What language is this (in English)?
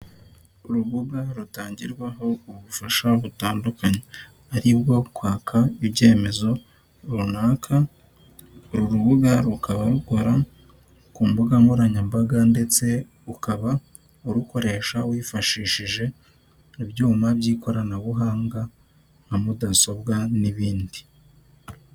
Kinyarwanda